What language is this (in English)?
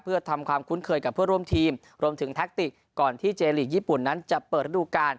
Thai